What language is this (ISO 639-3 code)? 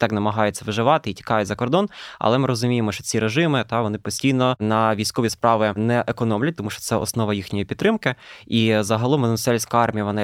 ukr